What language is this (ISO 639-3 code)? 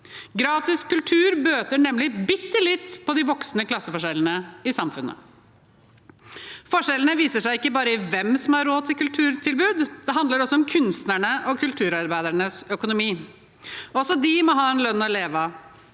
nor